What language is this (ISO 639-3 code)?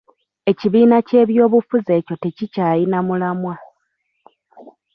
lug